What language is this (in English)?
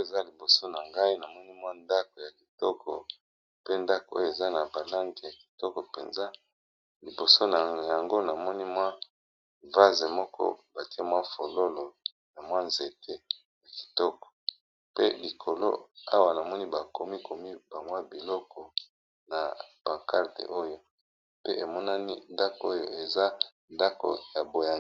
Lingala